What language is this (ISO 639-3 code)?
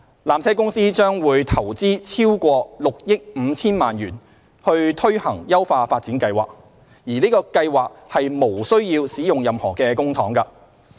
yue